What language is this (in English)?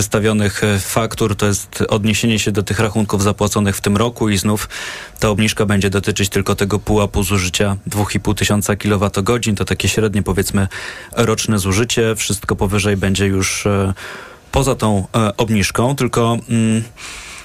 Polish